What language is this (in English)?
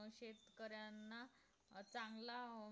Marathi